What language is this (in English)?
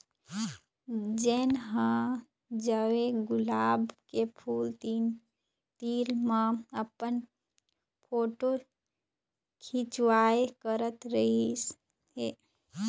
Chhattisgarhi